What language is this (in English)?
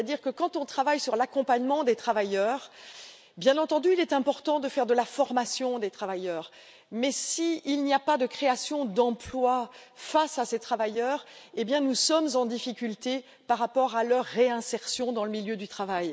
French